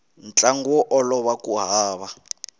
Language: Tsonga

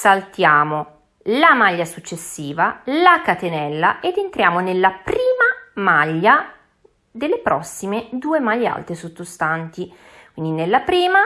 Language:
Italian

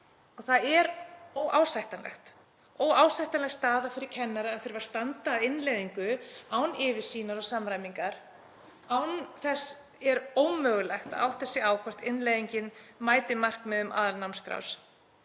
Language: Icelandic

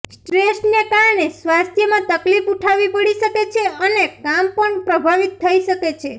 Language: Gujarati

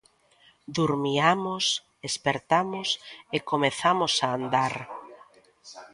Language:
Galician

